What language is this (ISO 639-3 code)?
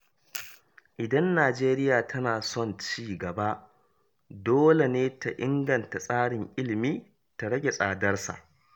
hau